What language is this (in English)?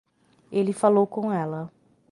Portuguese